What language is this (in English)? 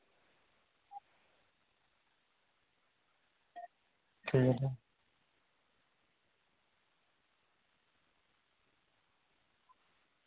Dogri